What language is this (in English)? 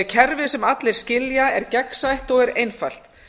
Icelandic